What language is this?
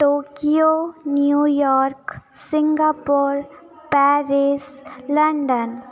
Hindi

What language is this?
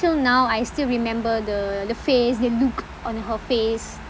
English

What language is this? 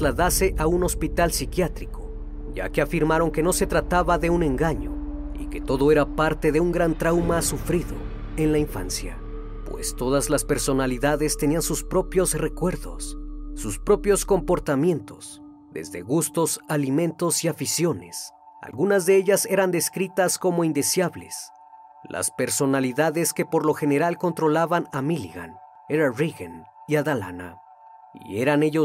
Spanish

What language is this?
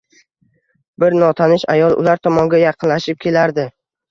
Uzbek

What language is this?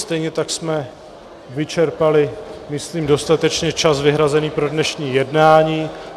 Czech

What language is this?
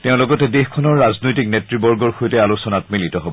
Assamese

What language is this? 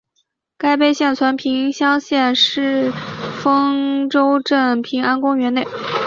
Chinese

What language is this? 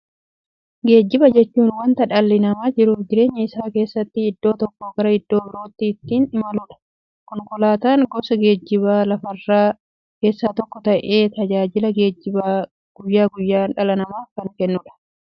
Oromo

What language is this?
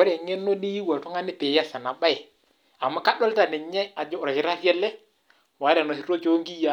Masai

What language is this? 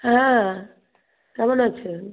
Bangla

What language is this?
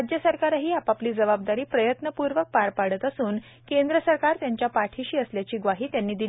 Marathi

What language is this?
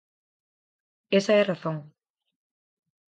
Galician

